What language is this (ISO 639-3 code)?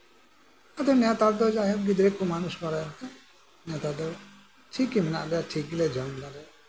sat